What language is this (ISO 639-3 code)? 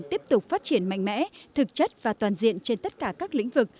vie